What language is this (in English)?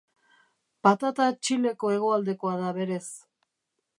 Basque